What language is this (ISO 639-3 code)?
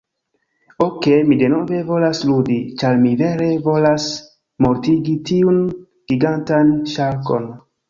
epo